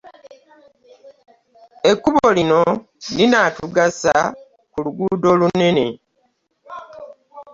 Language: Ganda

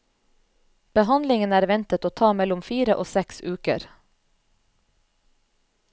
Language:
Norwegian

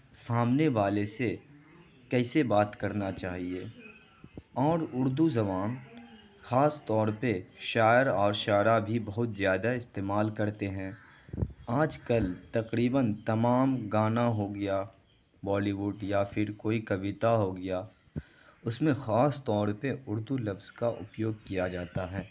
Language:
Urdu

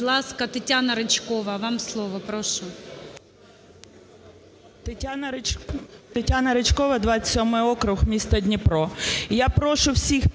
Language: Ukrainian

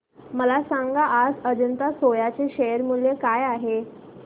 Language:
Marathi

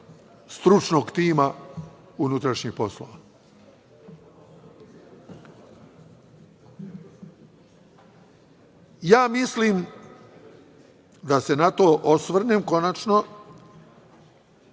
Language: Serbian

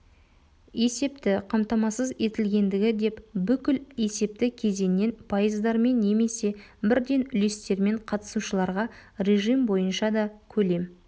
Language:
Kazakh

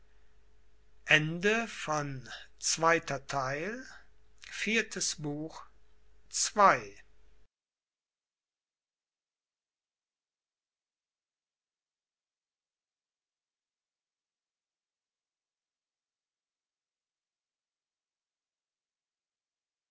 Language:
German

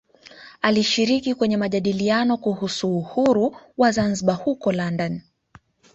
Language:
Swahili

